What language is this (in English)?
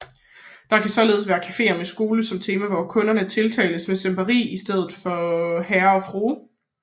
Danish